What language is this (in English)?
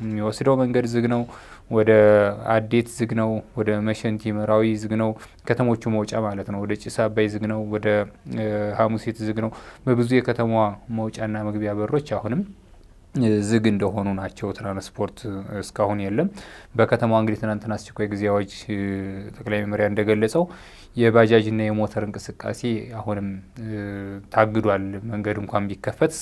Arabic